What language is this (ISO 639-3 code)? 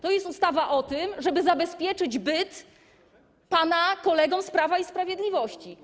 pol